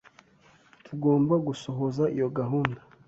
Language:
Kinyarwanda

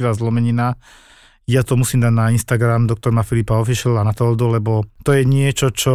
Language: Slovak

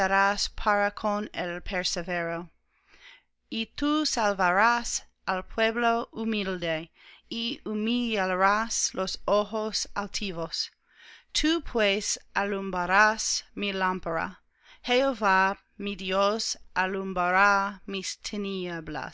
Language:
Spanish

